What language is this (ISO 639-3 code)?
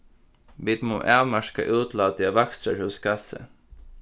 fao